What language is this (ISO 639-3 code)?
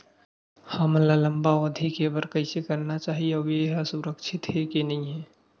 hne